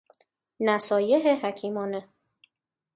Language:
Persian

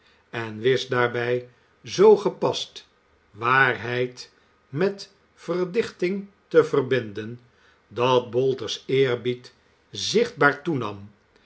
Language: Dutch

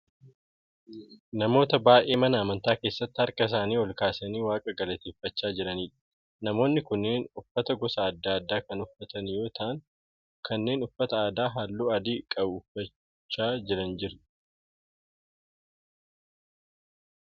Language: Oromo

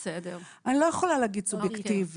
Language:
Hebrew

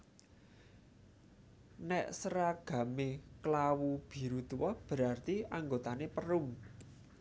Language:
Javanese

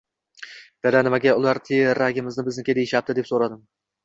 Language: Uzbek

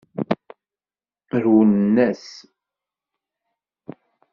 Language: Kabyle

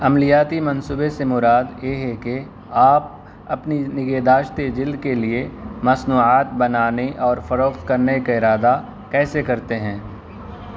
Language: Urdu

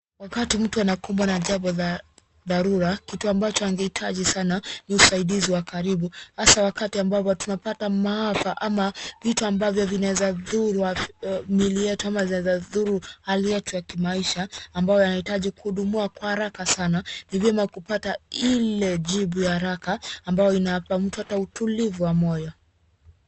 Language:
Swahili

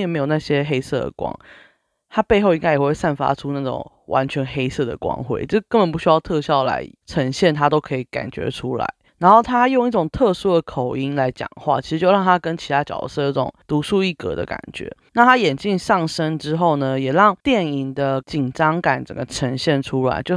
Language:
Chinese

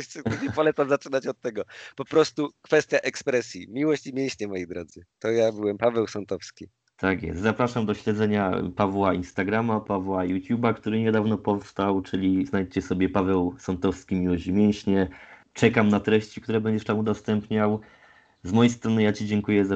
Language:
Polish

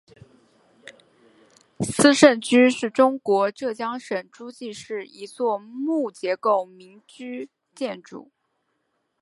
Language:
Chinese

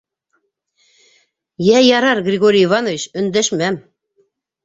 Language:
Bashkir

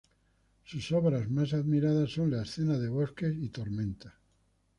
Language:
Spanish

